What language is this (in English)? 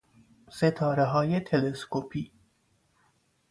Persian